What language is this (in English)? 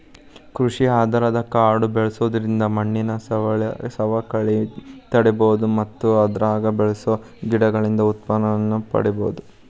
Kannada